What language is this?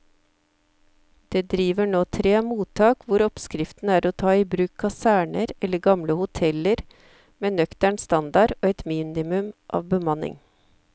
Norwegian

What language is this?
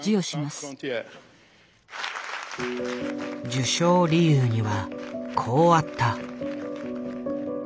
Japanese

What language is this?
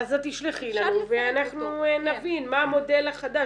Hebrew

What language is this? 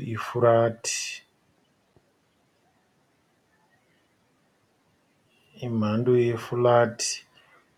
Shona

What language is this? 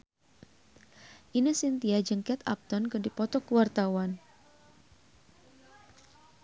Sundanese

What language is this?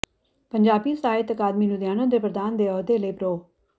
Punjabi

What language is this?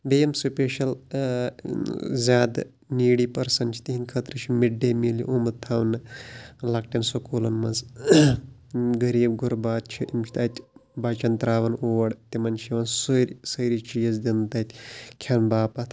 Kashmiri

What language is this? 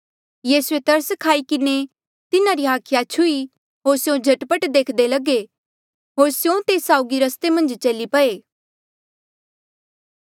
Mandeali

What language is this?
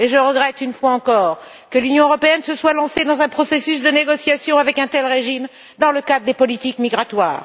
French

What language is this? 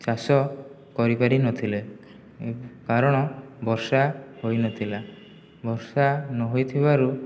Odia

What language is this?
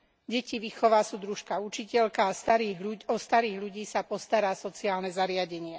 Slovak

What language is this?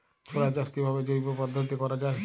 Bangla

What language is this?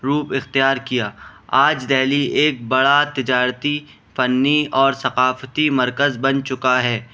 Urdu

